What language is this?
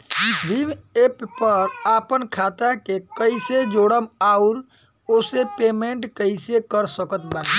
Bhojpuri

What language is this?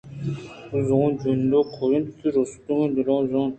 Eastern Balochi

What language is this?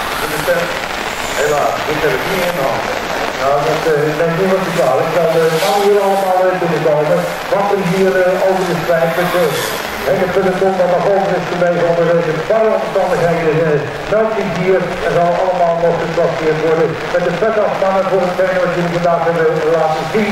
Dutch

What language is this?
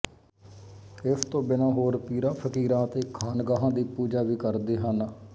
Punjabi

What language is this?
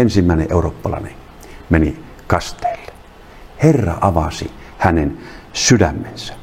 Finnish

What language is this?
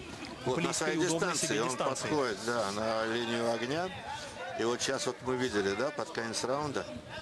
Russian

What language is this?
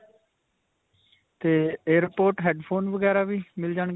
Punjabi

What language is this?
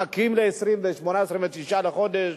Hebrew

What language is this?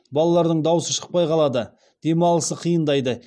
Kazakh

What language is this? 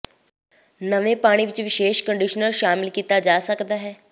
Punjabi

